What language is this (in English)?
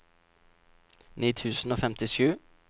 Norwegian